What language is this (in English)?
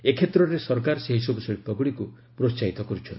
Odia